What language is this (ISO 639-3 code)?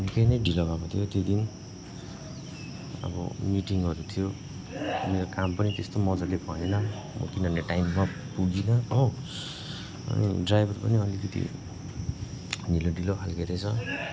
nep